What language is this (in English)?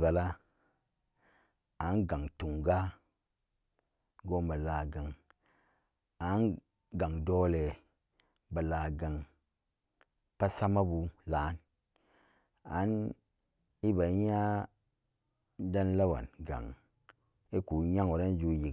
Samba Daka